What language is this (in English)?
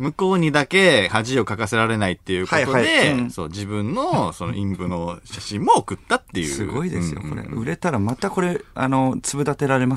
Japanese